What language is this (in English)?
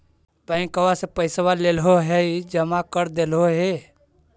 Magahi